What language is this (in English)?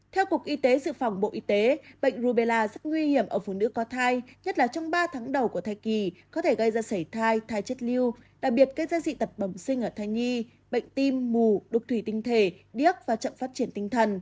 Vietnamese